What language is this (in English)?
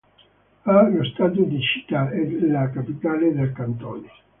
Italian